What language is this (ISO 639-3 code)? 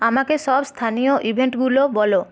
ben